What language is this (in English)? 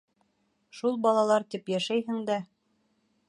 Bashkir